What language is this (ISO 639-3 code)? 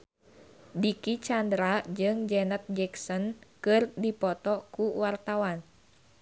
sun